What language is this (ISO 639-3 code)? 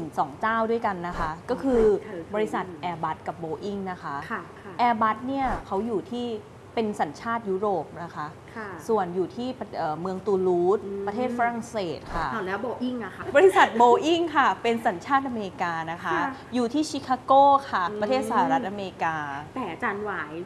tha